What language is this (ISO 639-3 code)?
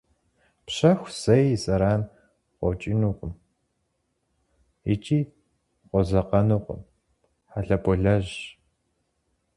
kbd